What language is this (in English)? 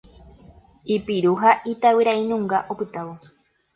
Guarani